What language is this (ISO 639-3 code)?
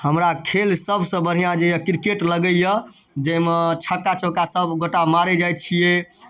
mai